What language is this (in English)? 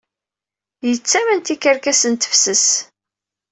Kabyle